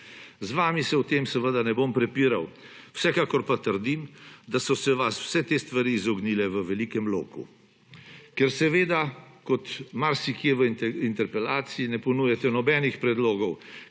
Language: Slovenian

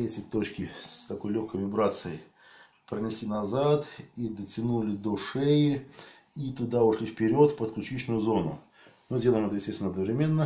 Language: Russian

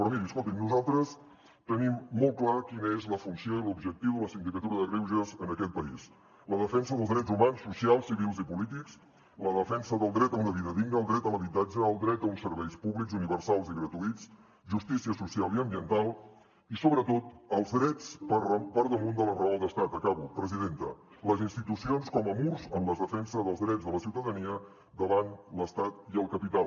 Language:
Catalan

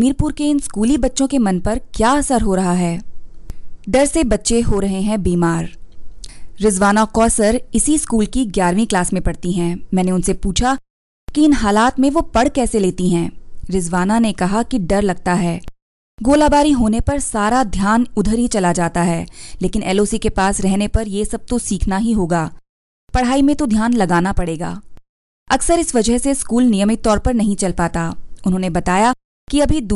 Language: Hindi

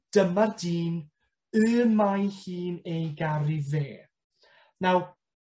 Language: Welsh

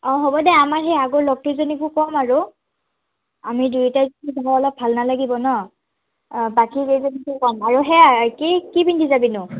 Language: Assamese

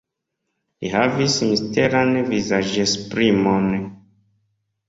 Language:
Esperanto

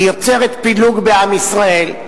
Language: Hebrew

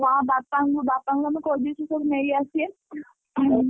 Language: Odia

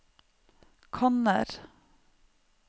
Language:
Norwegian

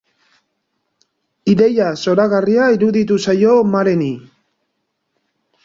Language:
Basque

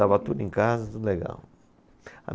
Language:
Portuguese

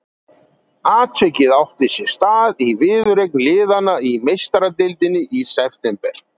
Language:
Icelandic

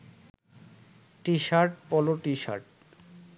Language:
Bangla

